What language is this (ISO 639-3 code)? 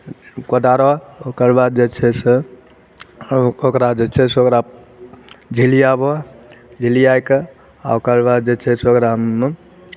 mai